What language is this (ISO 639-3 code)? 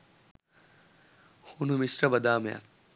sin